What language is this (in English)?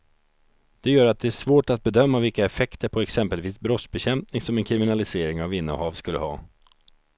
Swedish